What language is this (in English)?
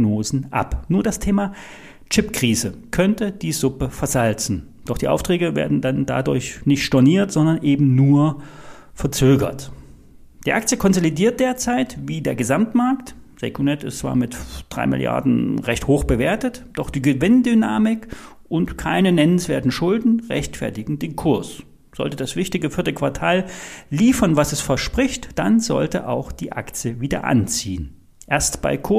German